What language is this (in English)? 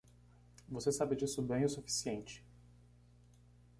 Portuguese